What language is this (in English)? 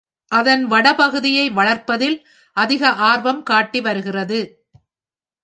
Tamil